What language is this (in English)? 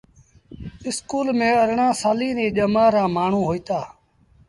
Sindhi Bhil